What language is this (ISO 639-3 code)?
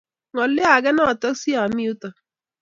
kln